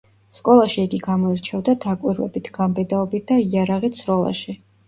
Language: Georgian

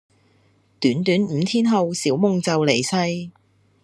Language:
Cantonese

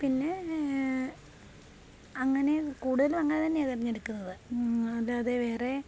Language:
Malayalam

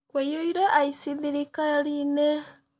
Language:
Kikuyu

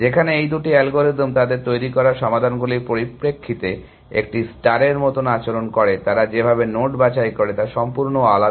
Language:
Bangla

